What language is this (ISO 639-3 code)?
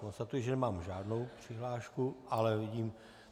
ces